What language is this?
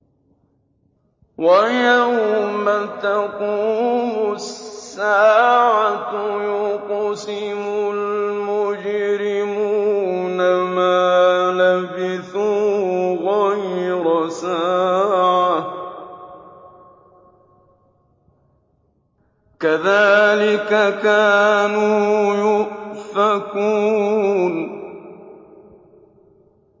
Arabic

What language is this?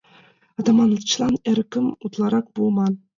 Mari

